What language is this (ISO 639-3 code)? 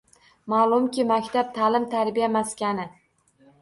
uzb